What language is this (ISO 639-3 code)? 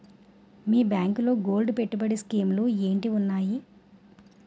tel